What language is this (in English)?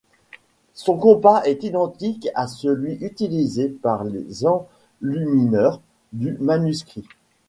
French